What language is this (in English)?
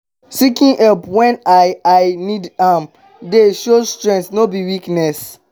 Nigerian Pidgin